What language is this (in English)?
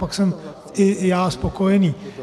Czech